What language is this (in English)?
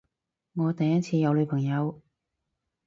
Cantonese